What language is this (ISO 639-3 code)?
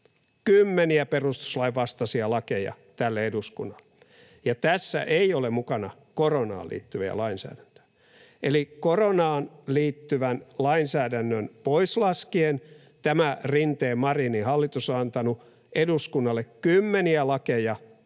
fin